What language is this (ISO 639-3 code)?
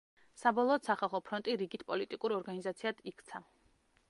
kat